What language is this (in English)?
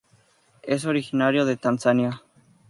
Spanish